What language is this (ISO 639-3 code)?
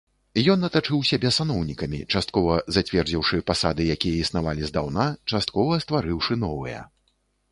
bel